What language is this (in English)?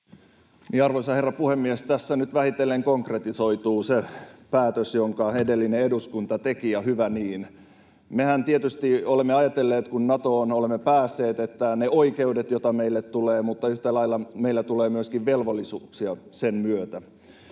Finnish